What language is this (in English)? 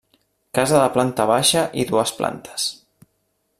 Catalan